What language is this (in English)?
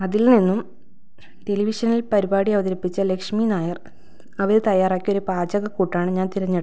Malayalam